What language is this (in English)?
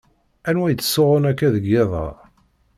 Kabyle